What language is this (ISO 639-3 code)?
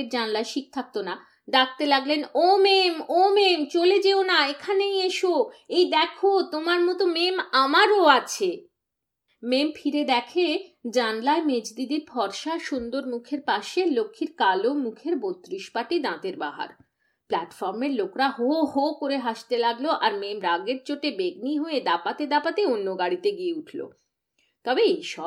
ben